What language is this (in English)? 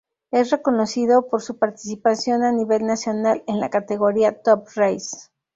Spanish